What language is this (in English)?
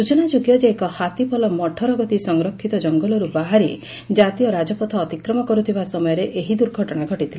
Odia